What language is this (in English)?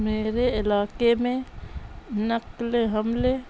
Urdu